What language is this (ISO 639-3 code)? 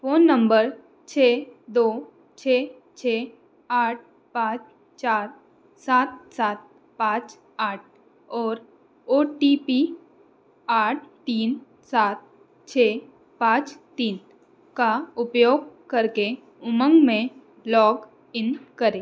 hin